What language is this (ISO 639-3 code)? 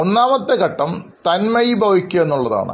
mal